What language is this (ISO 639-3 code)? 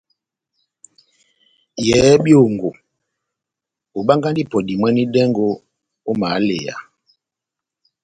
bnm